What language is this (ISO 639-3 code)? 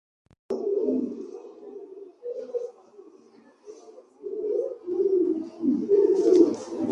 swa